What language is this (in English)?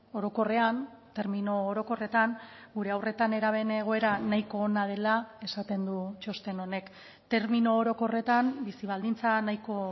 Basque